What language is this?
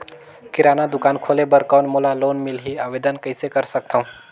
Chhattisgarhi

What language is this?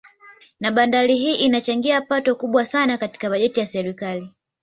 Swahili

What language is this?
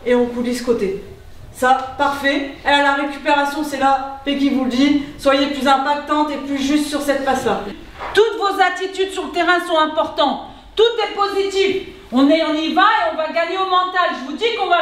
French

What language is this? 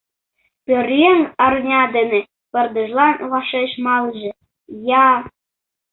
Mari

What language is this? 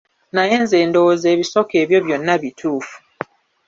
Ganda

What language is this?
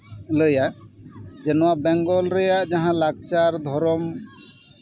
Santali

